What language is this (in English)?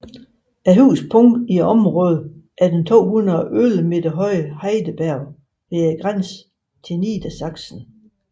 Danish